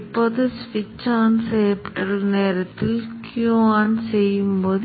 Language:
Tamil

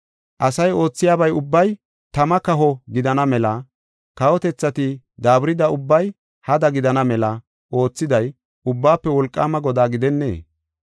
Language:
Gofa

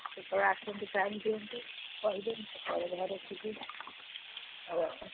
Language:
Odia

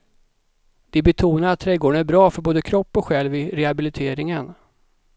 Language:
Swedish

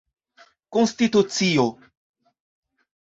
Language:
Esperanto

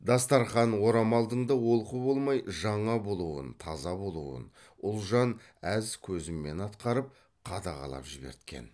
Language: Kazakh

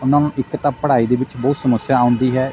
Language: Punjabi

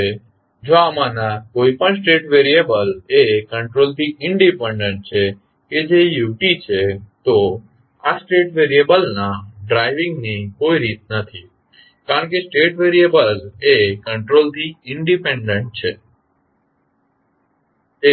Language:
Gujarati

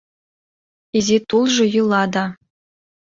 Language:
Mari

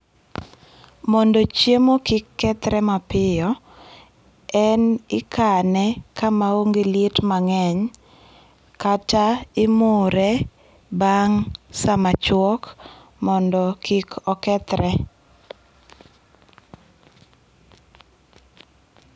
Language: Luo (Kenya and Tanzania)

